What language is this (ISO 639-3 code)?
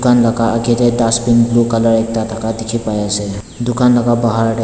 nag